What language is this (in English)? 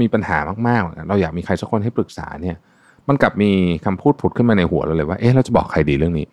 Thai